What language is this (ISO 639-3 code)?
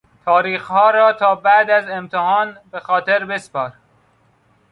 fas